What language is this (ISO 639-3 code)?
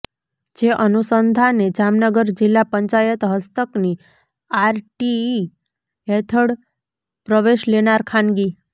guj